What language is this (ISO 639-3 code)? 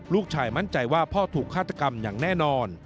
tha